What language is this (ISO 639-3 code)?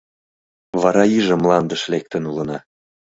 chm